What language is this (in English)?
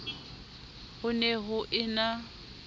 Southern Sotho